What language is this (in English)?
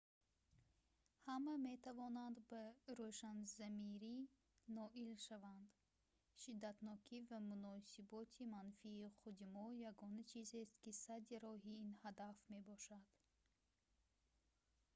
Tajik